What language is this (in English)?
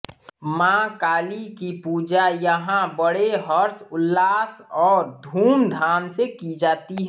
Hindi